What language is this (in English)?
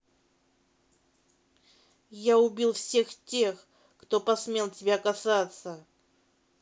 Russian